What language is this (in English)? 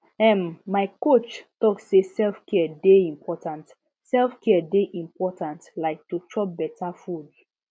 Nigerian Pidgin